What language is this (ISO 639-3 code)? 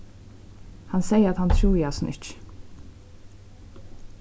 fao